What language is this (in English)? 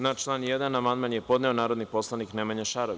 Serbian